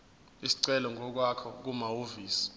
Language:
Zulu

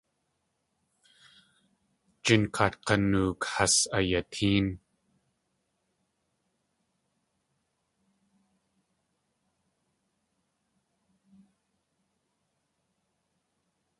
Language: Tlingit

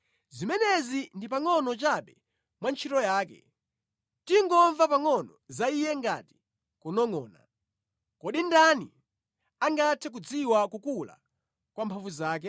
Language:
Nyanja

